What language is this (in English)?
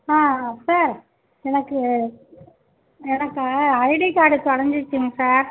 Tamil